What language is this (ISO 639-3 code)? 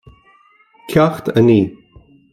gle